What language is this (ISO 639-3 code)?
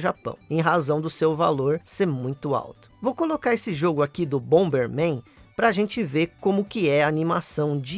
por